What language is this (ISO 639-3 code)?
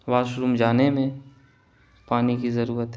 urd